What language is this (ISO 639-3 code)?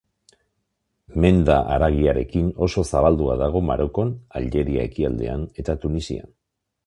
eus